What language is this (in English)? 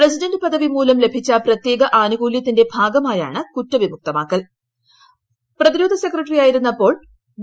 Malayalam